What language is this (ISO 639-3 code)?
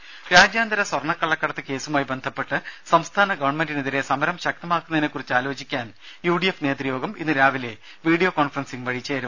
mal